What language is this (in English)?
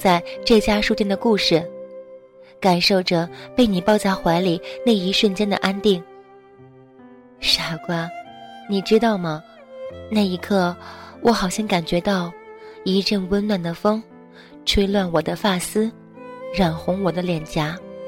Chinese